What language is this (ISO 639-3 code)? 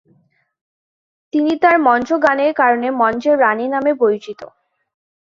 ben